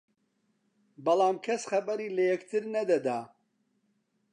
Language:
Central Kurdish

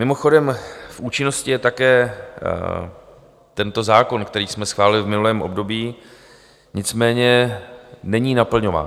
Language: Czech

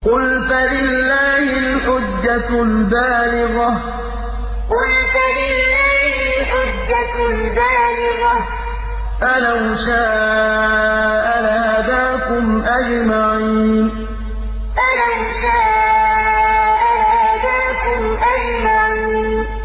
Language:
Arabic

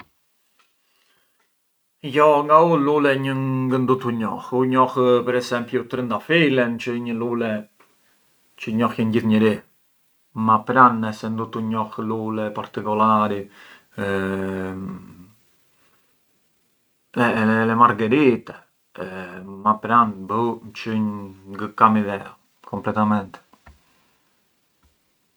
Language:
Arbëreshë Albanian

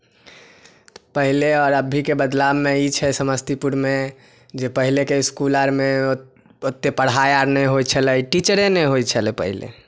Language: Maithili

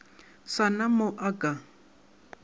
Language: Northern Sotho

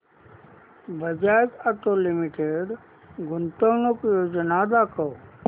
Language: Marathi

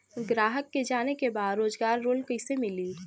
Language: Bhojpuri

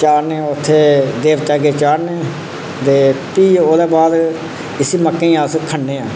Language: Dogri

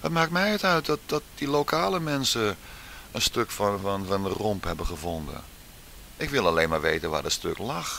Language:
Dutch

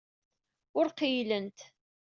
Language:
Kabyle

